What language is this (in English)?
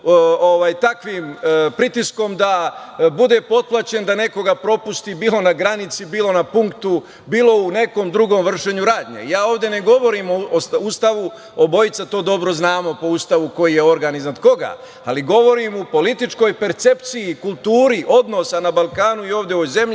Serbian